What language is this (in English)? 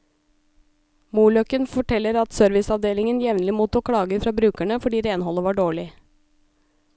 Norwegian